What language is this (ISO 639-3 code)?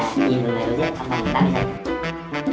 vie